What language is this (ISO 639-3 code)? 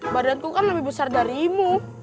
ind